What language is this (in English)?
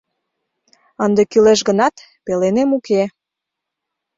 Mari